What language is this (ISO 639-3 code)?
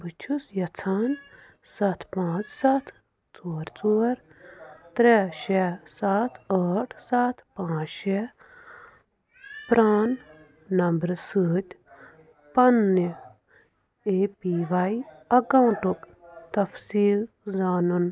kas